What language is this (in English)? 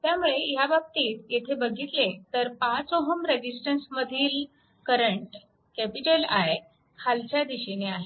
Marathi